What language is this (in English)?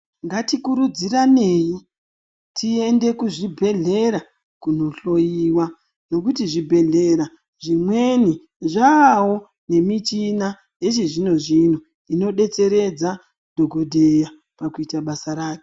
Ndau